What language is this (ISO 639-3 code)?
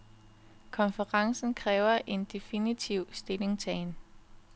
dan